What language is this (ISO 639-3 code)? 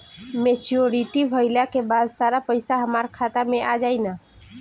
bho